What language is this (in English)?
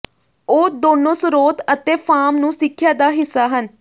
Punjabi